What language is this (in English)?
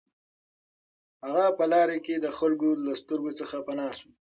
Pashto